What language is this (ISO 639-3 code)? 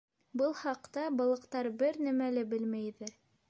bak